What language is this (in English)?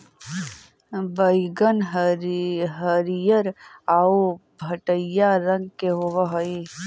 Magahi